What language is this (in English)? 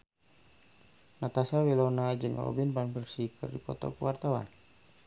Sundanese